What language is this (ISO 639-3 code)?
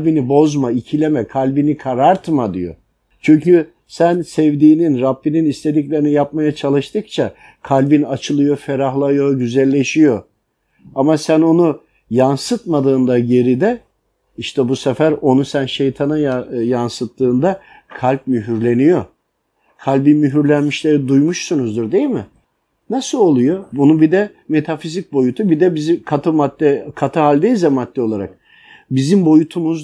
tur